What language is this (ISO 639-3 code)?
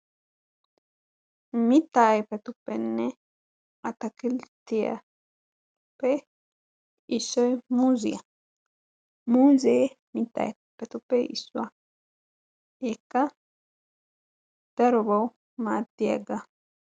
wal